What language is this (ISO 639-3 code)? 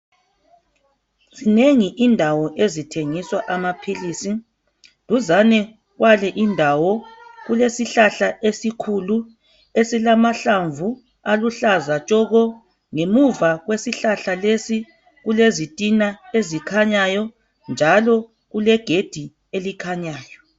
nde